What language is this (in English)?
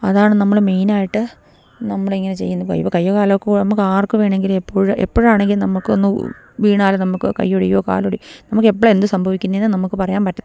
Malayalam